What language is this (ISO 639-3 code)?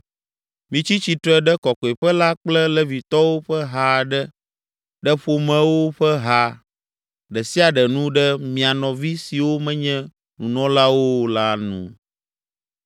ewe